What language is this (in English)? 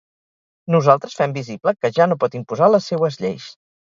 Catalan